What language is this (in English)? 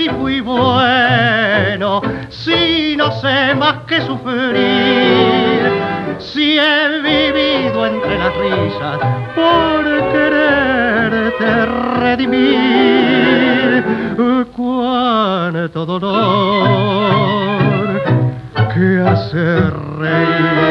Spanish